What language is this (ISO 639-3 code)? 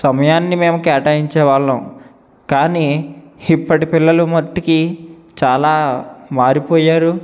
tel